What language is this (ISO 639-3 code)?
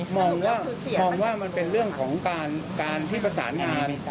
tha